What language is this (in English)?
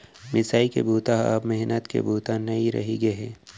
Chhattisgarhi